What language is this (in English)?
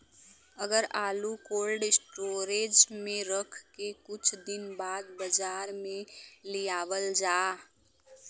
Bhojpuri